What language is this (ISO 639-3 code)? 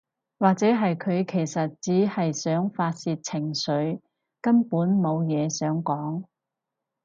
yue